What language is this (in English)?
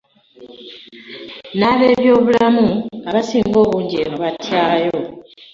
Ganda